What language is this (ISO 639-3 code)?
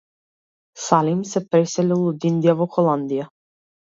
mkd